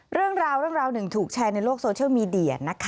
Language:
Thai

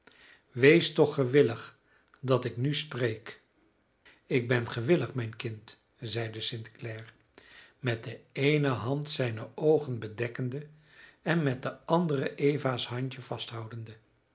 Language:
Dutch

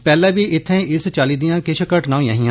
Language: Dogri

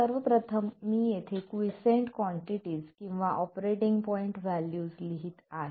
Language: Marathi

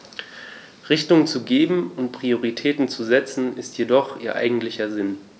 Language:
German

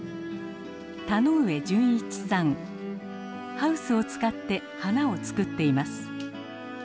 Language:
Japanese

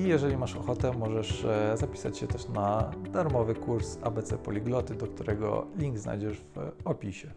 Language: Polish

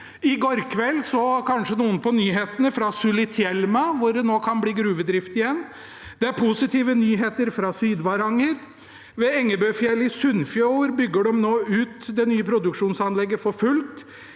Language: Norwegian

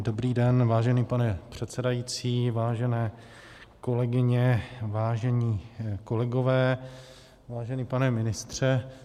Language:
Czech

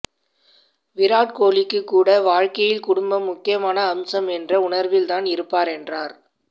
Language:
Tamil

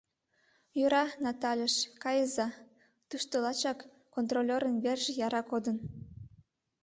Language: Mari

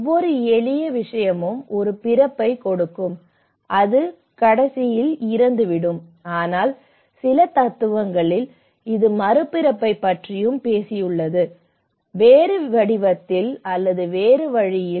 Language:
Tamil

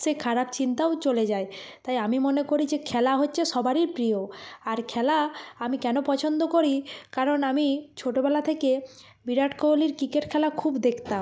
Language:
Bangla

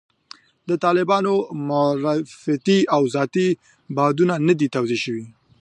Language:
Pashto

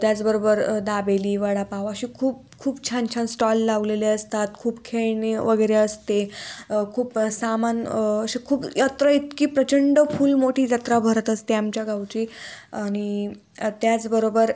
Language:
Marathi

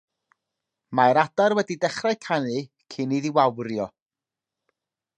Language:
Welsh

